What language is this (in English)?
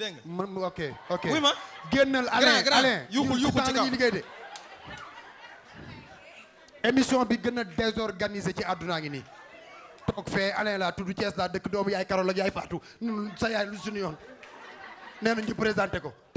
Indonesian